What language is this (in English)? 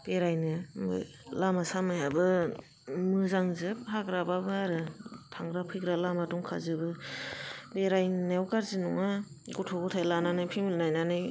Bodo